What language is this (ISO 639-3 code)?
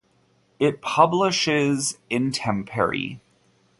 eng